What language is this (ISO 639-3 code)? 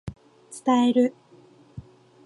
jpn